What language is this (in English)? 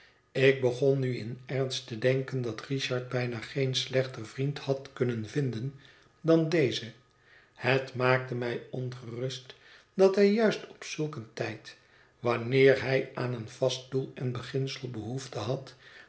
Dutch